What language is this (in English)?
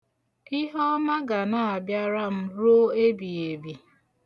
Igbo